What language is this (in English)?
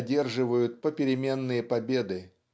Russian